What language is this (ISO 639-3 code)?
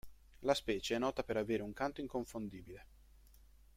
ita